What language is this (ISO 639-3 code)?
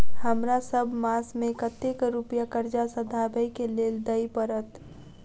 mai